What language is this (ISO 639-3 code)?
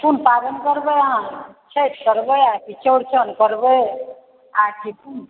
mai